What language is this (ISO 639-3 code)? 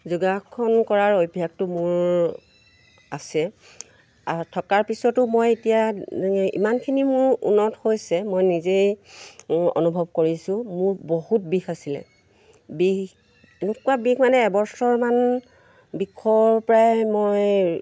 asm